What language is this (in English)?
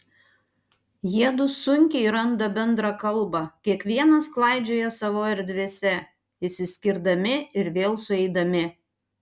Lithuanian